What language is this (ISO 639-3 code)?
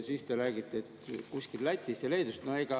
est